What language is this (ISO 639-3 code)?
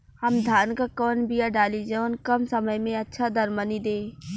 bho